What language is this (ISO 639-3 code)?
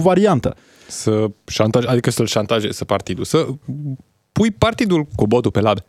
ron